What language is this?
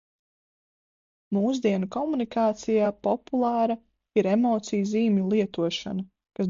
Latvian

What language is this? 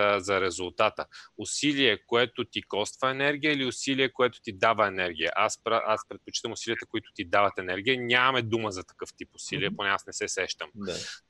Bulgarian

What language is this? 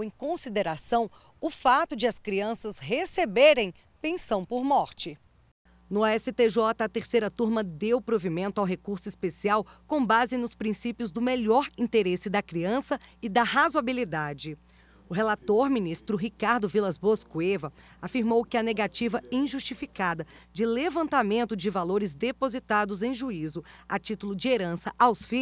Portuguese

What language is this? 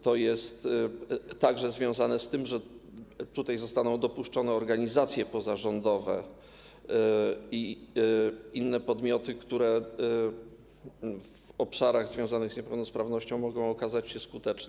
Polish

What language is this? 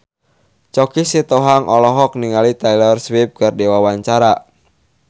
Sundanese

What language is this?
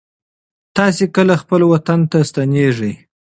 Pashto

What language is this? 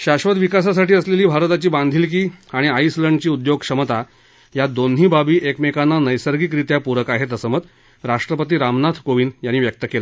Marathi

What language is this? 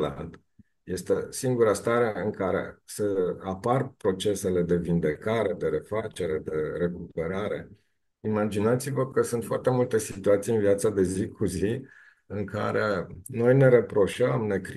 Romanian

